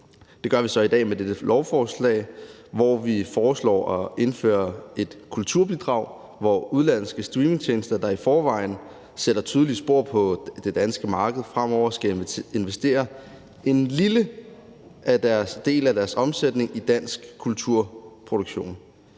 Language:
Danish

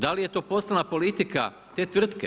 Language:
Croatian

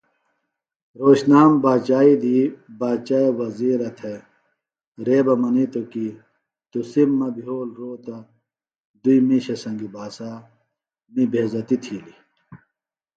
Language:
Phalura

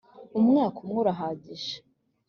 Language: Kinyarwanda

